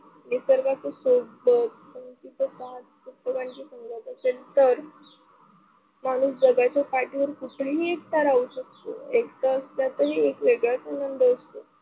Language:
Marathi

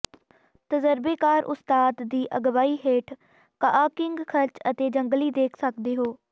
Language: Punjabi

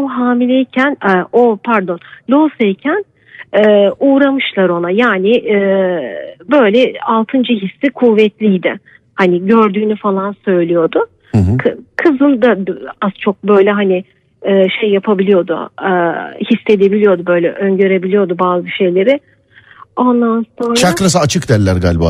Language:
Turkish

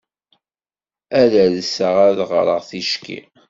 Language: Kabyle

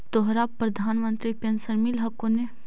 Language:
Magahi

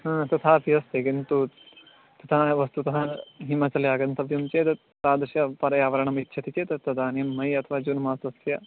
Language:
Sanskrit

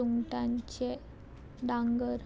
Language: Konkani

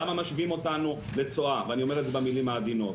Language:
Hebrew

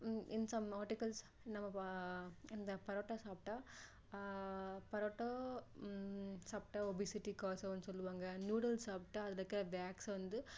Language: Tamil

